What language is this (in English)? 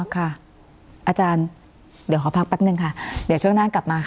Thai